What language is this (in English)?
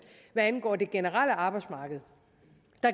Danish